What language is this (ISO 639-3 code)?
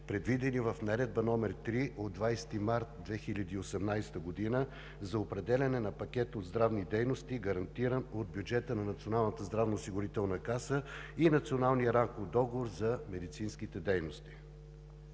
bul